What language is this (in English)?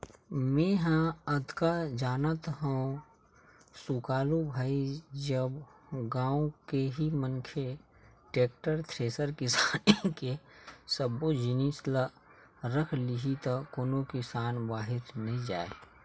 Chhattisgarhi